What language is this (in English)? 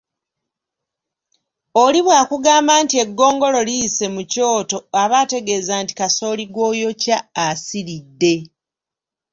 Ganda